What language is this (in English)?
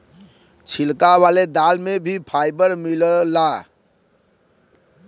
Bhojpuri